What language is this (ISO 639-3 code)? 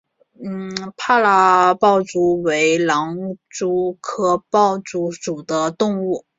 zho